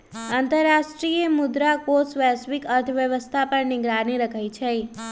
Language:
Magahi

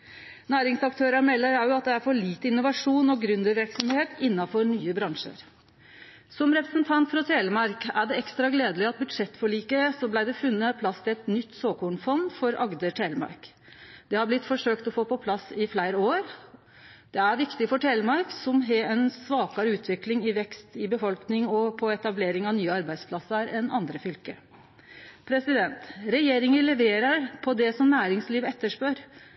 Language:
Norwegian Nynorsk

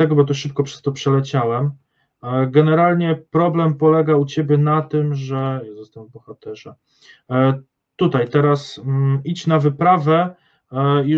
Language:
Polish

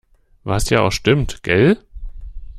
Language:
German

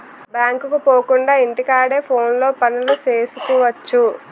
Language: Telugu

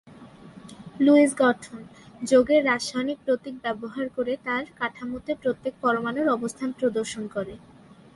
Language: Bangla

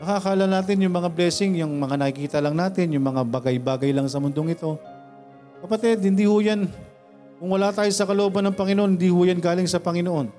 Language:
Filipino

